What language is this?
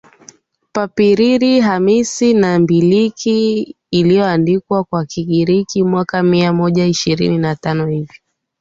Swahili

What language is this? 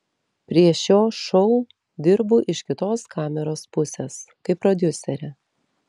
Lithuanian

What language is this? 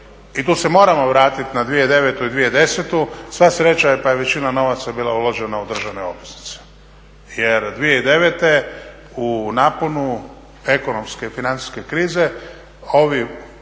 Croatian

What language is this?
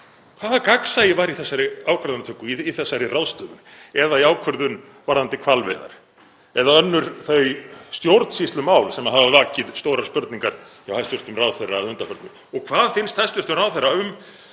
Icelandic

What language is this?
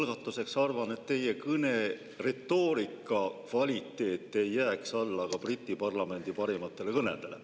Estonian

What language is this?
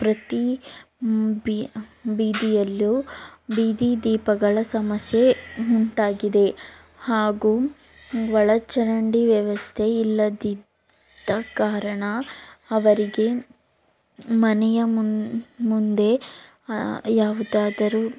Kannada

